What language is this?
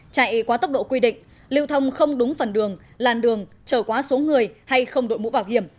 Vietnamese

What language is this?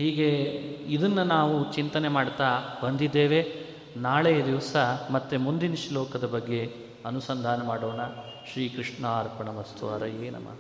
Kannada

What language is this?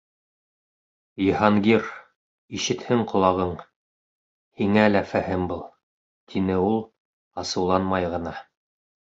Bashkir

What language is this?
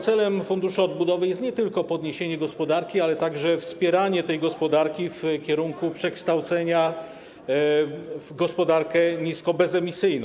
Polish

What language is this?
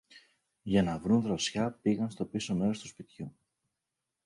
Greek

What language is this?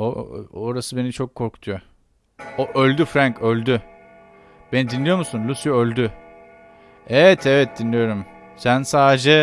Turkish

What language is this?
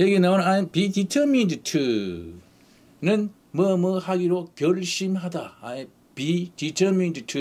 Korean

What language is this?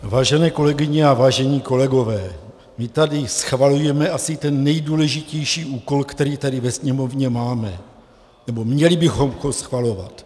Czech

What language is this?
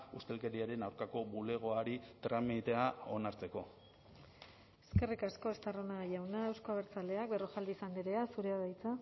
Basque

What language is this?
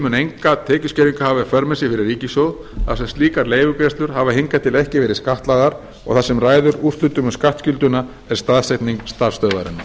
Icelandic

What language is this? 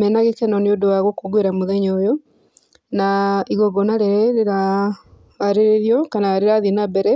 Kikuyu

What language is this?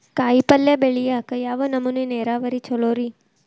Kannada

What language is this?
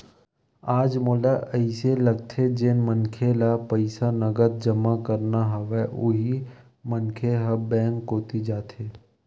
Chhattisgarhi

